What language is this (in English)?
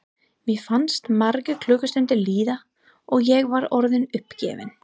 Icelandic